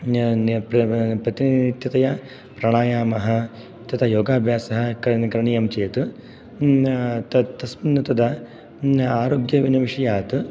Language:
Sanskrit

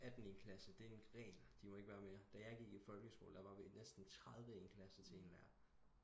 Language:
Danish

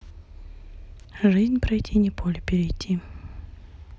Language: Russian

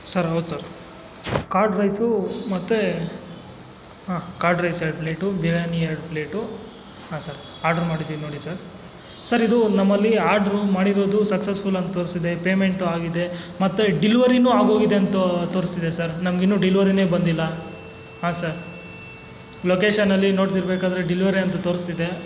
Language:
Kannada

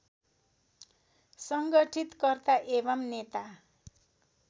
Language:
Nepali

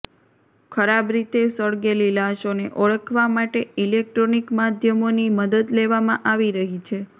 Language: Gujarati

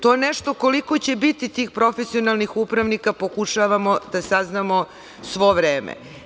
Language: Serbian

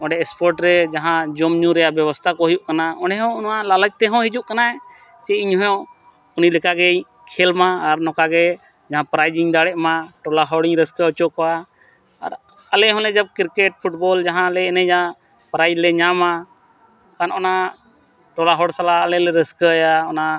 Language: Santali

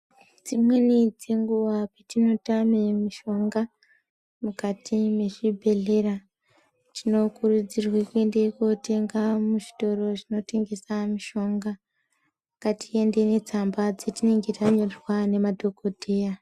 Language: Ndau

